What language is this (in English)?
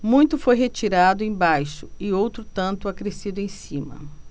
Portuguese